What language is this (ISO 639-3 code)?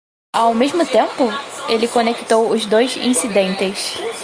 por